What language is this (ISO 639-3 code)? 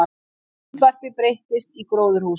isl